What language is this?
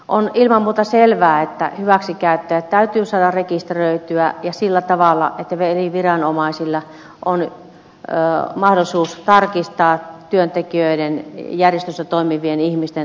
Finnish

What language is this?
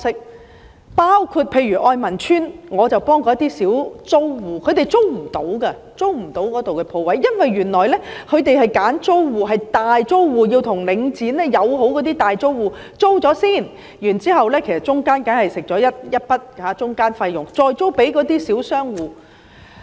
Cantonese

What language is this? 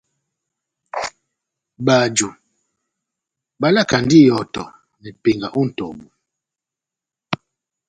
Batanga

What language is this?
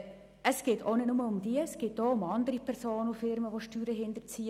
Swiss German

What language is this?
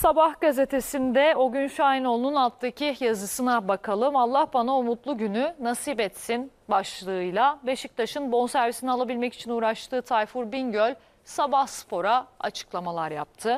Turkish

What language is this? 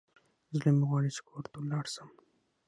Pashto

